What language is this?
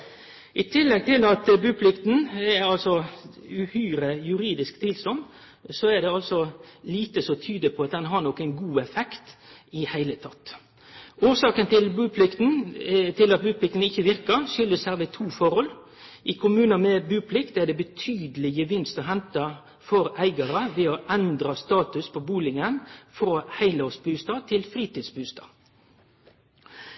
Norwegian Nynorsk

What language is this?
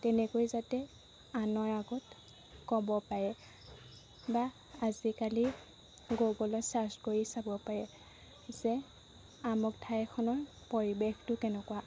Assamese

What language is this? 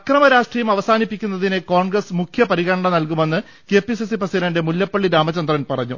Malayalam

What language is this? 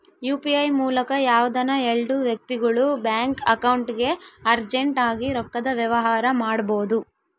Kannada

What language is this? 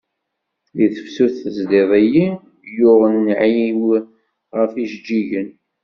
Kabyle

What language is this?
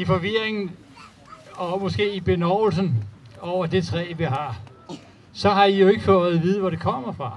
Danish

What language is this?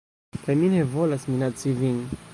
Esperanto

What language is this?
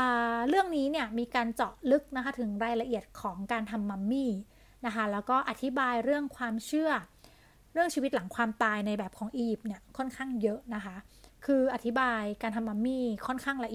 Thai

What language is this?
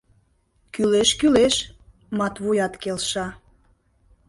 Mari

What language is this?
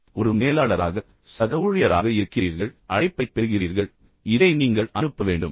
Tamil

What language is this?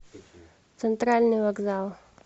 Russian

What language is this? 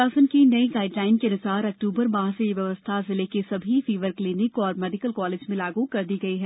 Hindi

